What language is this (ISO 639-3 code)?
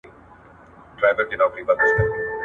pus